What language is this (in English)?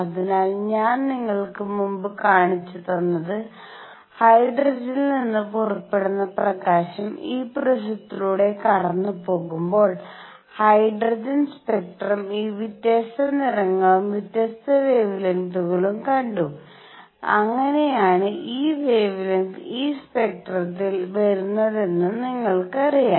Malayalam